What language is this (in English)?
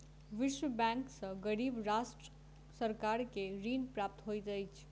Maithili